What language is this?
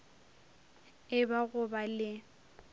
Northern Sotho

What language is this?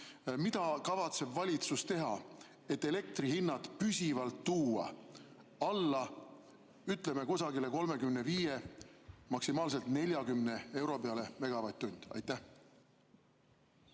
Estonian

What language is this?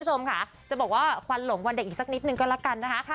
Thai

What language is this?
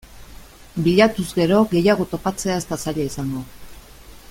Basque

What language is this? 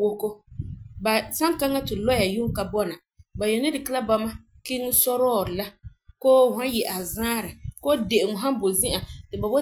Frafra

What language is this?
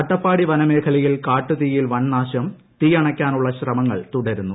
Malayalam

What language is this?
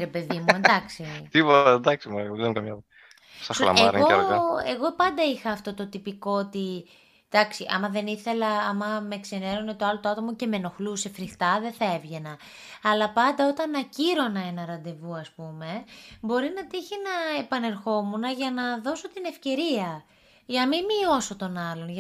Greek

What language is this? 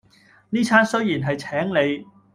Cantonese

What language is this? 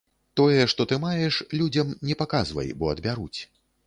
Belarusian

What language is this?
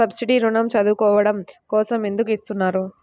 Telugu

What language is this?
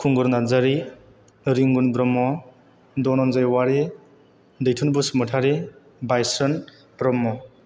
Bodo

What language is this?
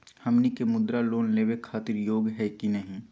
Magahi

